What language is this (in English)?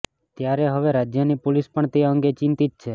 Gujarati